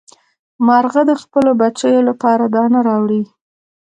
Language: Pashto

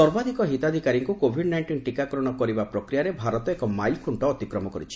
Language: Odia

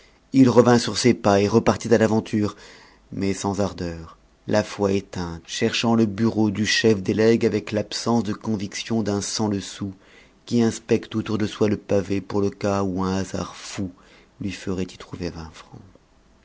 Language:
French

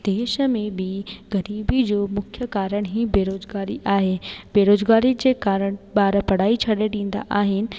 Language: Sindhi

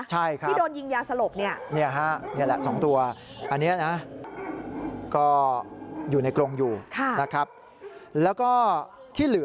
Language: Thai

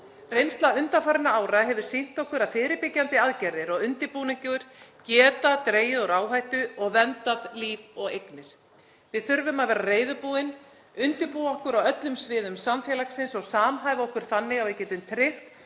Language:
Icelandic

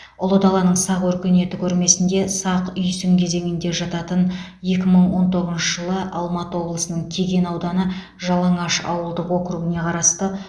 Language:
Kazakh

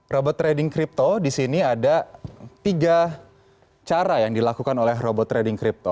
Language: Indonesian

